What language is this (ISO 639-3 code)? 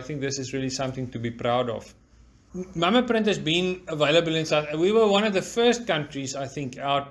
eng